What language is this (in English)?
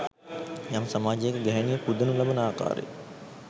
Sinhala